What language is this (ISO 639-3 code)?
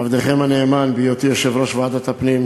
heb